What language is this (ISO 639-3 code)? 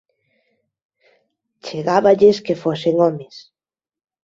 glg